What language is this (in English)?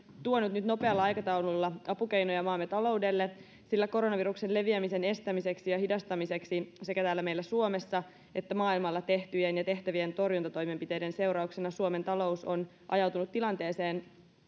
Finnish